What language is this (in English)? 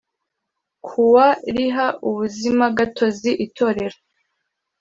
Kinyarwanda